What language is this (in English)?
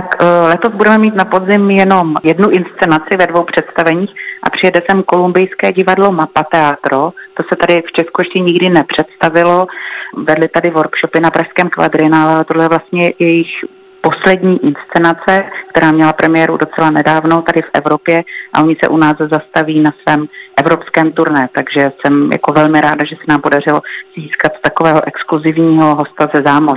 Czech